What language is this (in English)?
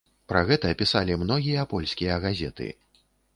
Belarusian